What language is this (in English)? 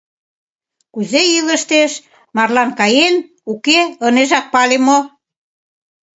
Mari